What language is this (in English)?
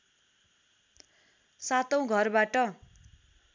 Nepali